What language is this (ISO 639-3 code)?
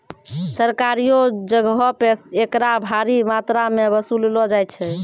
mai